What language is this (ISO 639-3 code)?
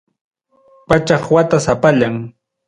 quy